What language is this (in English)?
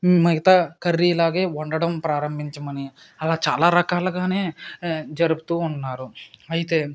Telugu